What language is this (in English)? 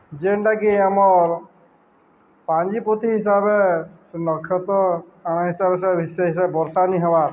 Odia